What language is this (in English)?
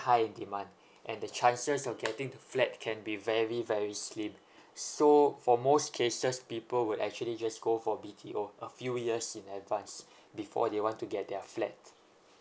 English